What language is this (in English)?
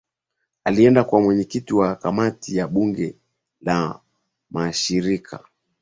Swahili